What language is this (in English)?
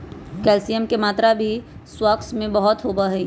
Magahi